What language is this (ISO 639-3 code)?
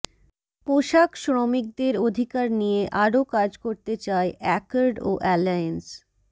ben